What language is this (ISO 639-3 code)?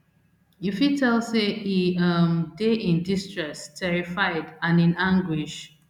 pcm